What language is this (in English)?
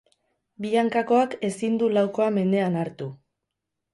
Basque